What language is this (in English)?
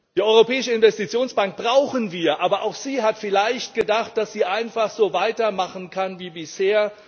German